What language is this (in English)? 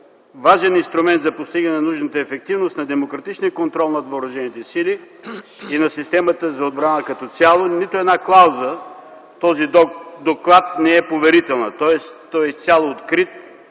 Bulgarian